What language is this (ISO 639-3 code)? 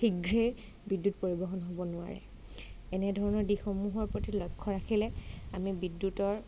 asm